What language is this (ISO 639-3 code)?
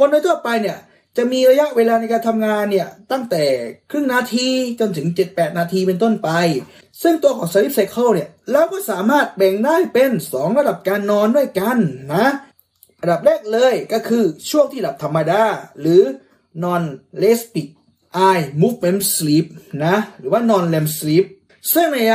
tha